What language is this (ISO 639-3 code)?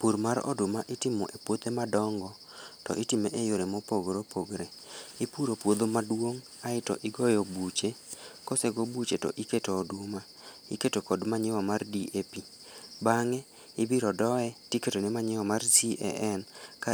luo